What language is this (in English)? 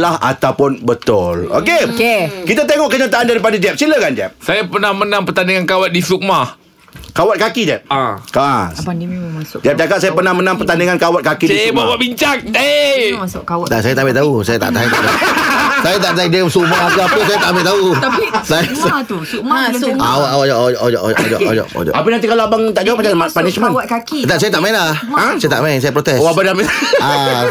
Malay